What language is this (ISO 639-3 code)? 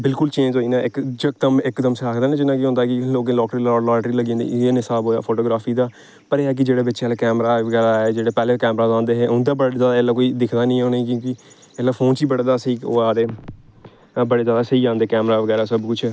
doi